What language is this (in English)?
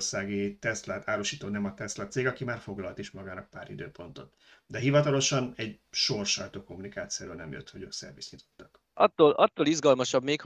Hungarian